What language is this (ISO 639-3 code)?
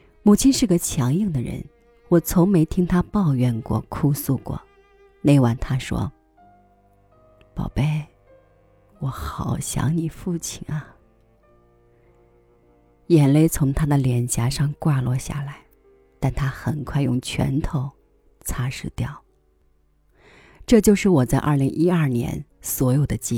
zho